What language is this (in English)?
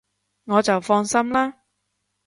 Cantonese